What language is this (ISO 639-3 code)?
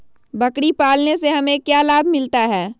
mag